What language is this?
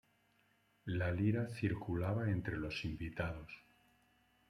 Spanish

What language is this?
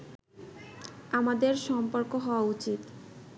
Bangla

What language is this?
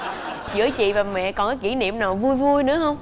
Vietnamese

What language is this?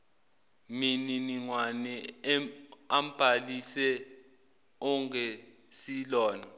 Zulu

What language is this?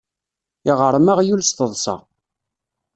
Kabyle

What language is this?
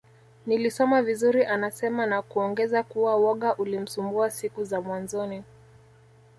Swahili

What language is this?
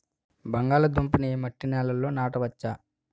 Telugu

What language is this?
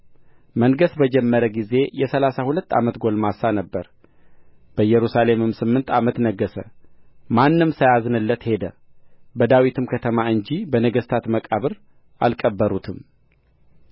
Amharic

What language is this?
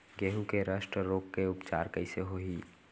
Chhattisgarhi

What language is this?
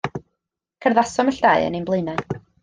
Welsh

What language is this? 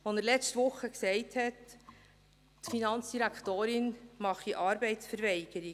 Swiss German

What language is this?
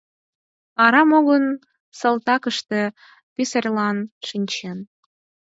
Mari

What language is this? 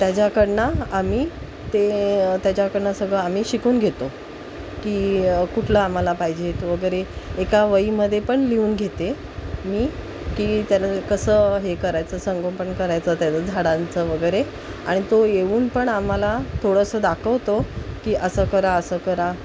Marathi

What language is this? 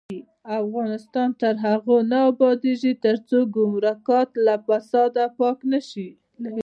Pashto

